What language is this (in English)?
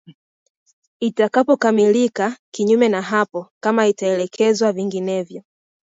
Swahili